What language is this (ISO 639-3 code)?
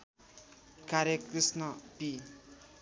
nep